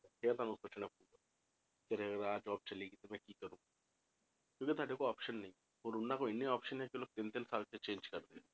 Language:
Punjabi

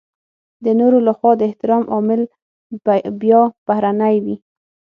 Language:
Pashto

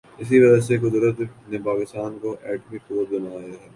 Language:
Urdu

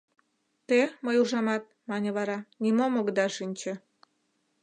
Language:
Mari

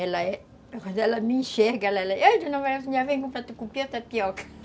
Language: Portuguese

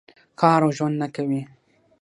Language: Pashto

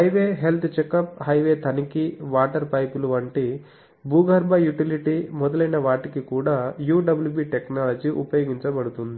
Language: Telugu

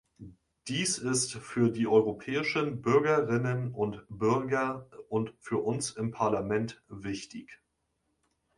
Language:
German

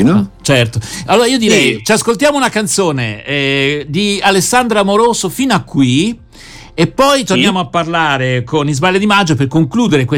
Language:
Italian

